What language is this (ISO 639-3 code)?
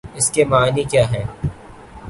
urd